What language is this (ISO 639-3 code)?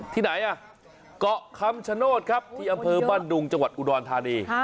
tha